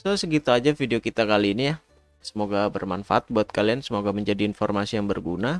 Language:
Indonesian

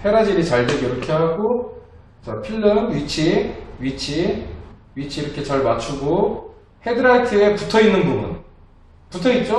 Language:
Korean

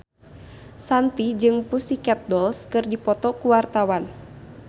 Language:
Sundanese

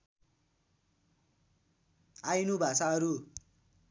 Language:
Nepali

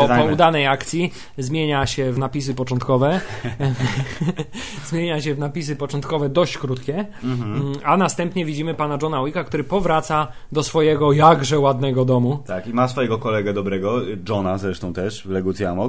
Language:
Polish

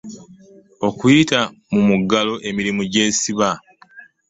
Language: Ganda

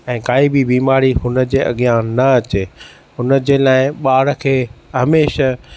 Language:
Sindhi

